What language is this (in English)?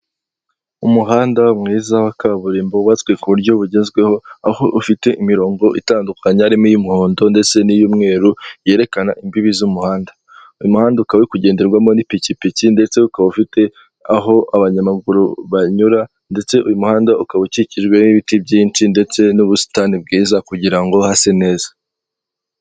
Kinyarwanda